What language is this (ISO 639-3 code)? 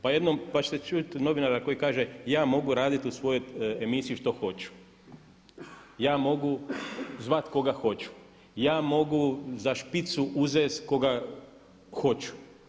hrv